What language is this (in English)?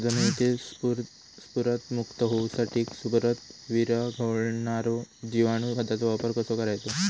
Marathi